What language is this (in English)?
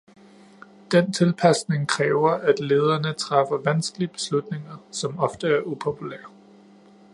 Danish